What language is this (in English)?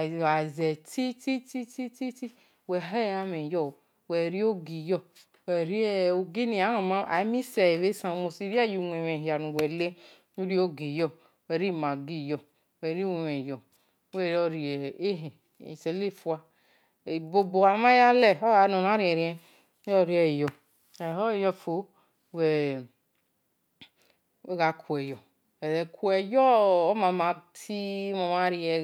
Esan